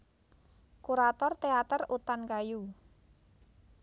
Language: Javanese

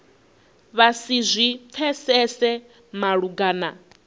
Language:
Venda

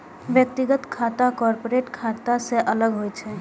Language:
Maithili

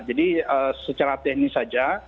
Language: Indonesian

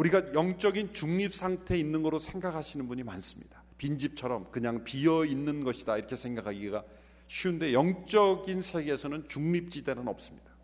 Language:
Korean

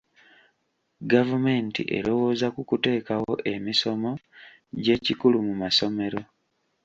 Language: Ganda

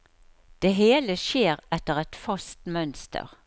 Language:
Norwegian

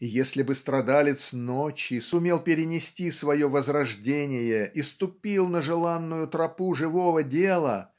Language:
Russian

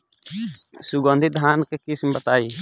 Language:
Bhojpuri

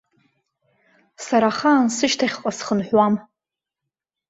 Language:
Abkhazian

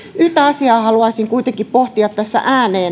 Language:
Finnish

